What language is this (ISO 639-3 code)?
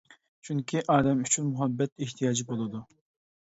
uig